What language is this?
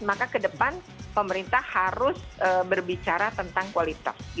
Indonesian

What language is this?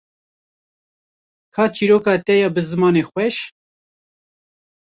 Kurdish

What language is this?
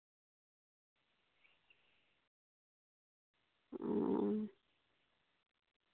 Santali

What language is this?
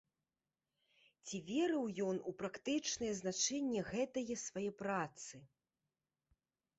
Belarusian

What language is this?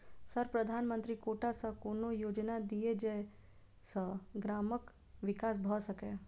Maithili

